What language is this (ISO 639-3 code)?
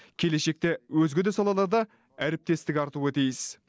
kaz